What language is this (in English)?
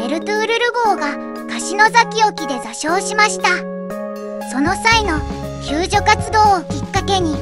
Japanese